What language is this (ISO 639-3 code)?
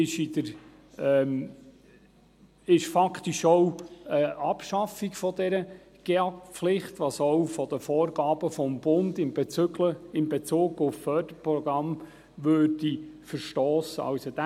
gsw